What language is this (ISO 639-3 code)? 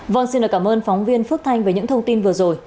vie